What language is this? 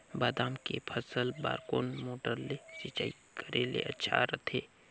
Chhattisgarhi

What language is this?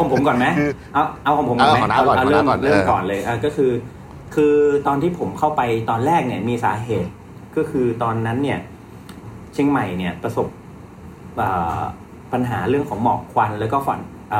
Thai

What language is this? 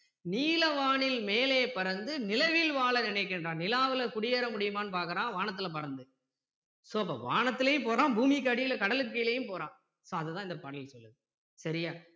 Tamil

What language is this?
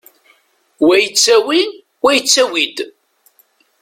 Kabyle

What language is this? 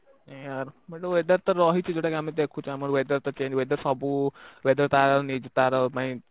Odia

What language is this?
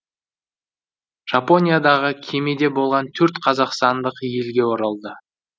Kazakh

